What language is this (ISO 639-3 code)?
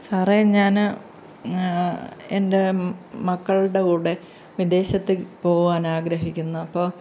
mal